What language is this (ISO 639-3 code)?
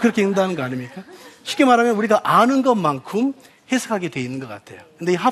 kor